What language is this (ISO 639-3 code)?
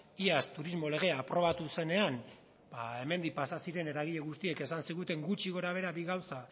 eus